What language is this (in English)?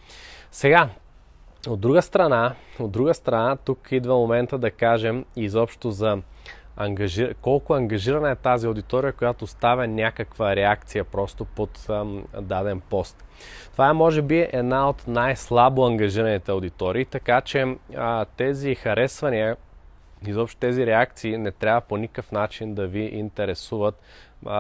Bulgarian